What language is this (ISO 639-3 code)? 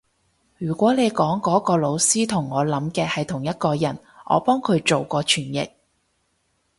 yue